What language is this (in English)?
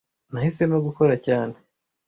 Kinyarwanda